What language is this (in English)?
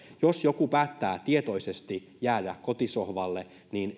Finnish